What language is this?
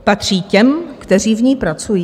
Czech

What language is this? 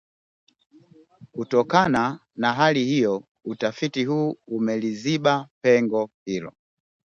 Swahili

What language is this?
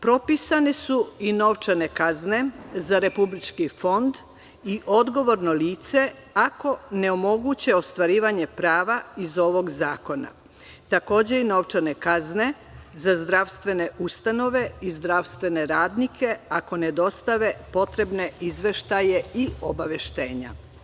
Serbian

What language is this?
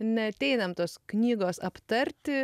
Lithuanian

